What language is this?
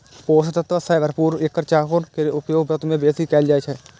Maithili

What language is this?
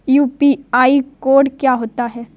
Hindi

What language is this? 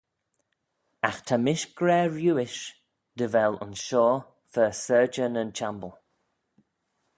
Manx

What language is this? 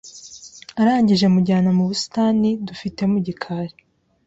Kinyarwanda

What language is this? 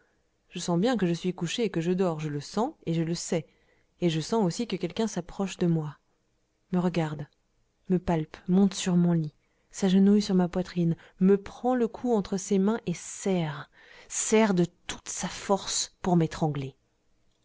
French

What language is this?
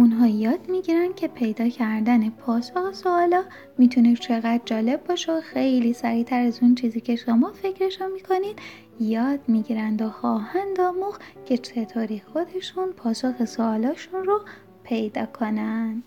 Persian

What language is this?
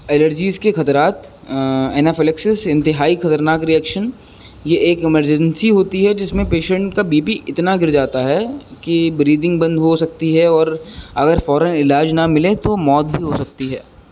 Urdu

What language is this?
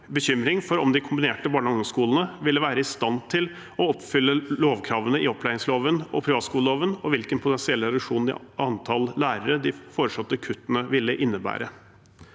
Norwegian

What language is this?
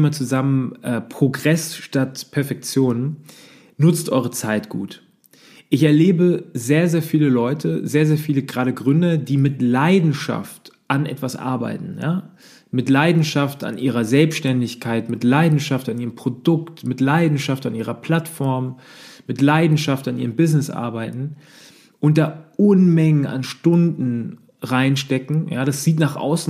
German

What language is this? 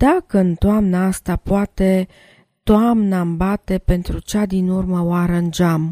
Romanian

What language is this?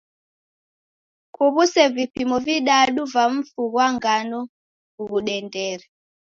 Taita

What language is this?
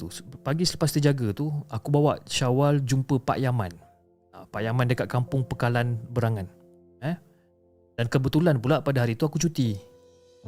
Malay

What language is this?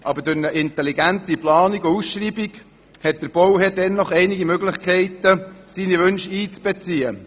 Swiss German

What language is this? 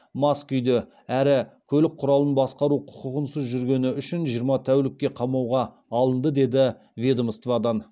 Kazakh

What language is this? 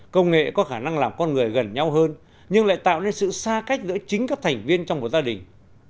Vietnamese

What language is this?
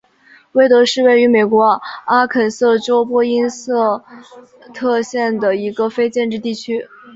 Chinese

